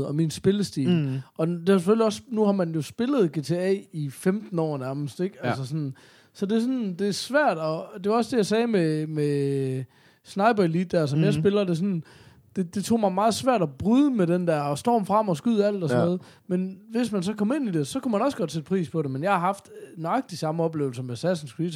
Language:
Danish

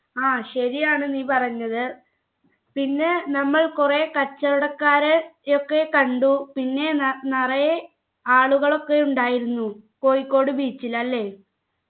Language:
Malayalam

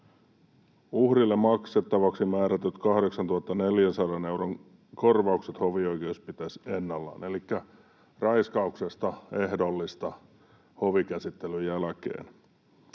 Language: Finnish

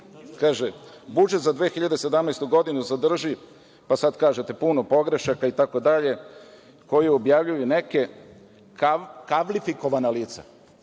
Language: Serbian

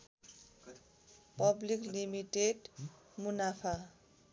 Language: Nepali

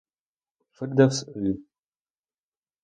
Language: Ukrainian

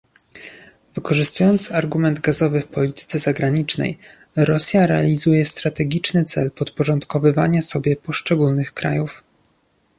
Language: Polish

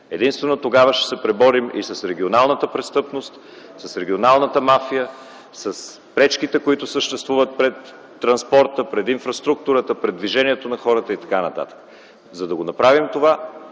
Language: Bulgarian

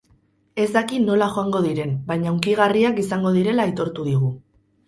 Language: Basque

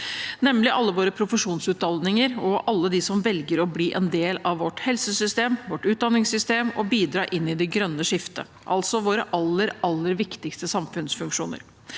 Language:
Norwegian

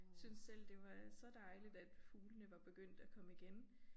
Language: Danish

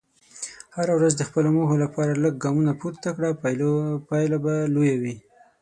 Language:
Pashto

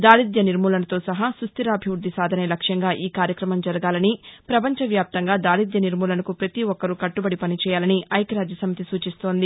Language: Telugu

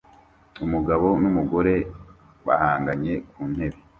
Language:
Kinyarwanda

